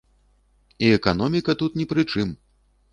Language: Belarusian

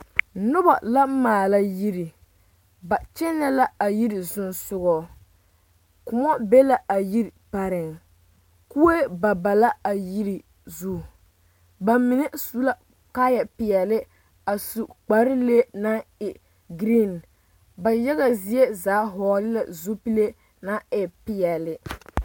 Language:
Southern Dagaare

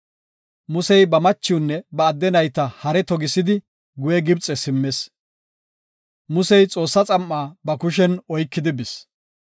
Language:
Gofa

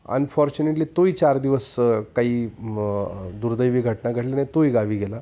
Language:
Marathi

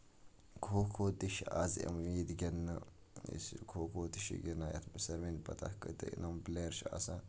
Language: Kashmiri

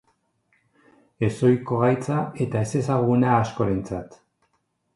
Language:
Basque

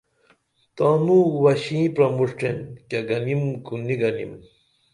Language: Dameli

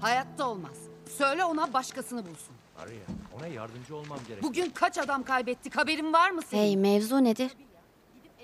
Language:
Turkish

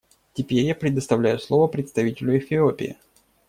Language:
Russian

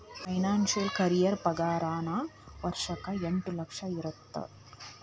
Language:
Kannada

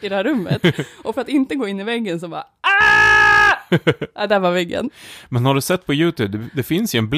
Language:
Swedish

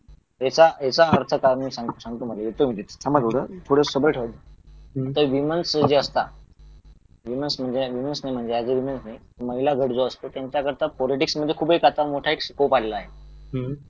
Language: Marathi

